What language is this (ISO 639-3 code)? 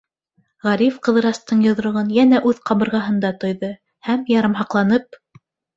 bak